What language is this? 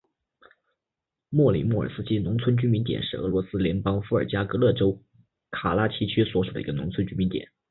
Chinese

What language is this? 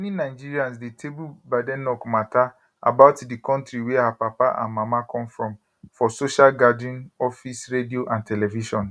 Nigerian Pidgin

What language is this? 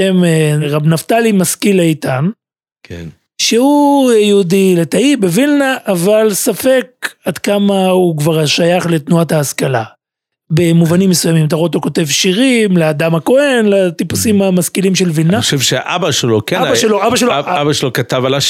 Hebrew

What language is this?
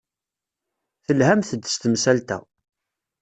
Kabyle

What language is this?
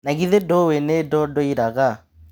Kikuyu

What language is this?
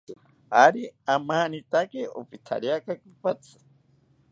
South Ucayali Ashéninka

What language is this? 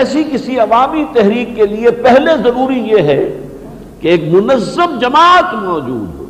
Urdu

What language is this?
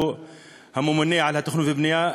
Hebrew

